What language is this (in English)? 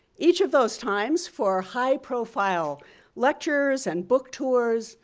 English